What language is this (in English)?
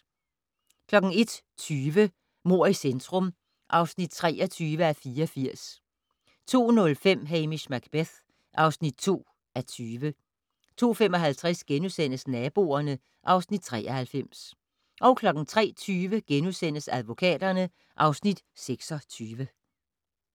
Danish